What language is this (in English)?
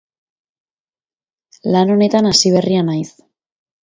Basque